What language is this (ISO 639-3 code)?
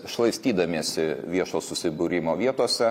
lit